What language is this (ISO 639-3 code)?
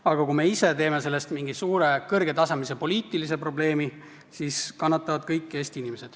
est